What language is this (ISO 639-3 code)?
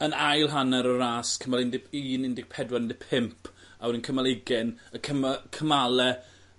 cym